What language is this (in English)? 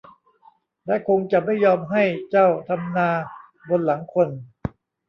Thai